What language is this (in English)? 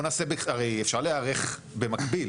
Hebrew